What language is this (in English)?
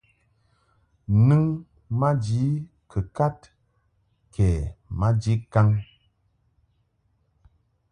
Mungaka